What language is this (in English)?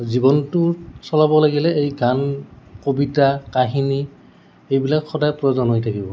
Assamese